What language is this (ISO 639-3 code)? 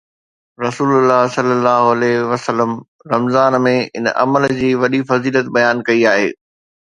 snd